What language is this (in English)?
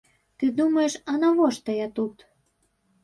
Belarusian